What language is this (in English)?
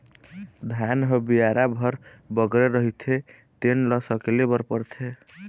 Chhattisgarhi